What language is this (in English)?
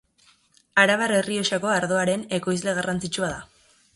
Basque